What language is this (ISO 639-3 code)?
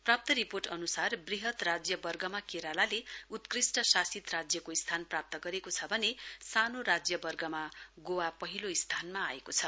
nep